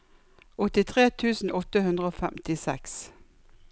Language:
Norwegian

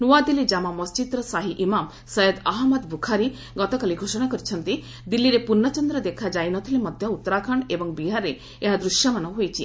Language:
Odia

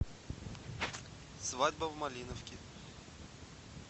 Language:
Russian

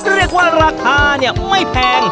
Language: Thai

